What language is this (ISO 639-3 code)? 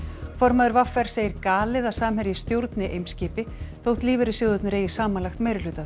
isl